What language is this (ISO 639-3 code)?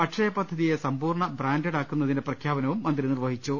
mal